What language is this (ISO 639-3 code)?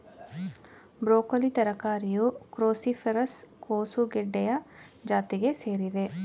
kan